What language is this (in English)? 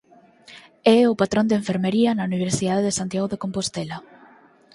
Galician